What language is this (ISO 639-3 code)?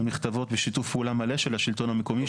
heb